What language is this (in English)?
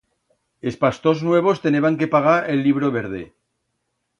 Aragonese